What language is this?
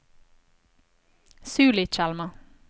Norwegian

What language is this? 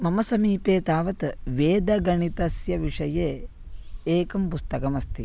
Sanskrit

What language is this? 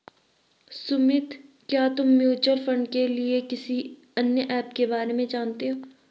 Hindi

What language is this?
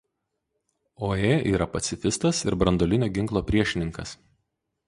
Lithuanian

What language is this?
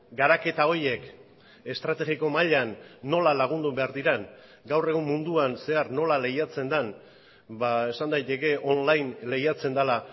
Basque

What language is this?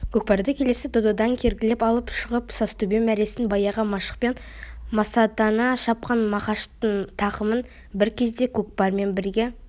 Kazakh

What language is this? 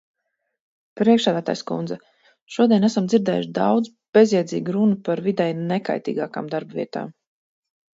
Latvian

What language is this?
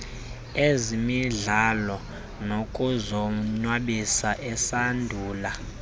Xhosa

